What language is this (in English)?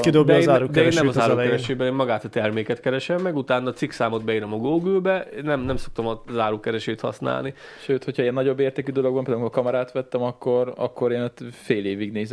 Hungarian